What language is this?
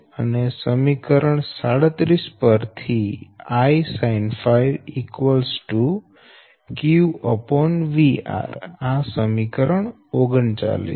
Gujarati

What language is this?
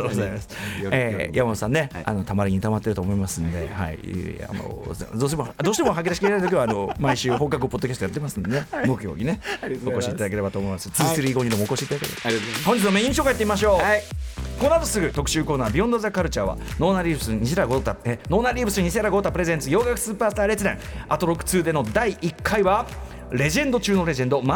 Japanese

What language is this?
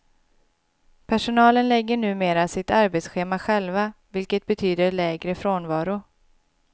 Swedish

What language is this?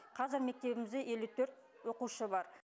Kazakh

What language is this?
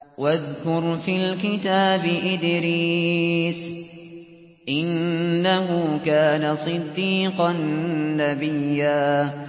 Arabic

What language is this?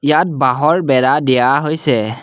Assamese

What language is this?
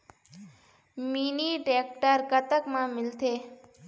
Chhattisgarhi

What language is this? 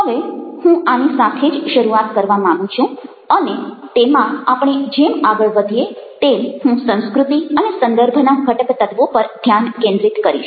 Gujarati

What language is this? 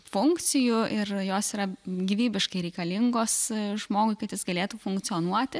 Lithuanian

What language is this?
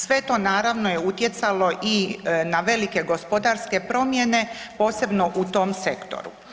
Croatian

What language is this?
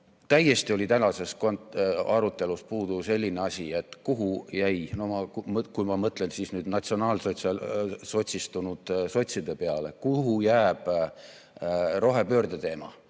Estonian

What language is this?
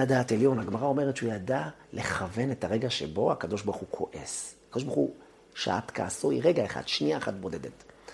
Hebrew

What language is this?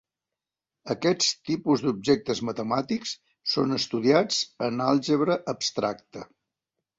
Catalan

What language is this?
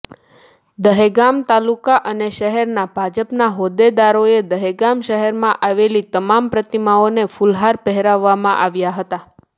Gujarati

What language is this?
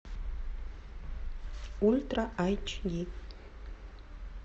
Russian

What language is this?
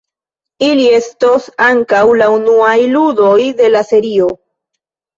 Esperanto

